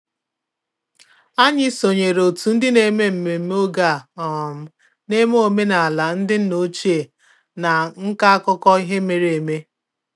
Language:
Igbo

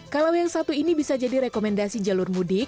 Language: Indonesian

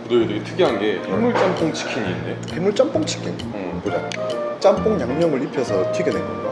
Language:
Korean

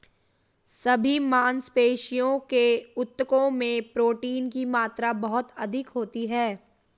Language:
Hindi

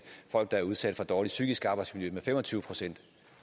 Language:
Danish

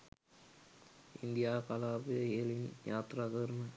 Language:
Sinhala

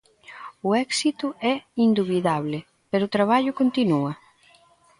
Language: Galician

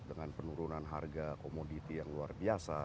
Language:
Indonesian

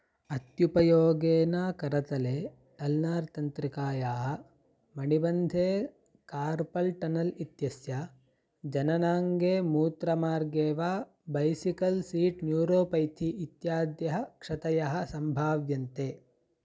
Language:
Sanskrit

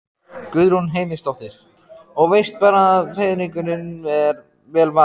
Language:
Icelandic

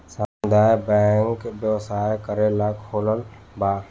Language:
Bhojpuri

